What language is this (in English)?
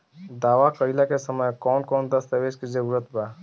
Bhojpuri